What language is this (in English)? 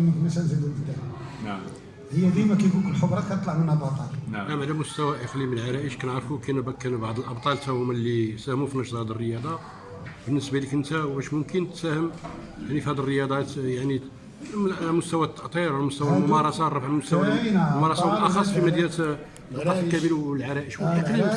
Arabic